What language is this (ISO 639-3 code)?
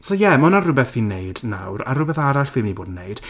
cym